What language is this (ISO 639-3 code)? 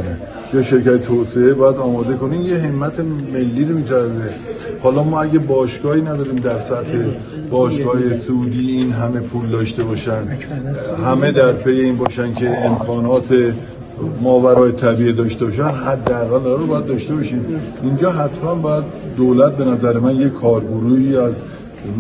fas